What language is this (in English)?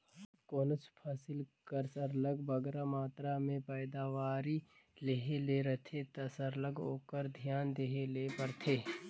Chhattisgarhi